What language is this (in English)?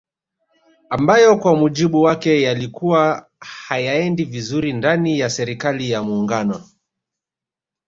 Swahili